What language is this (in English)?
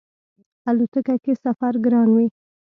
Pashto